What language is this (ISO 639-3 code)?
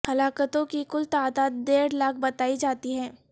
urd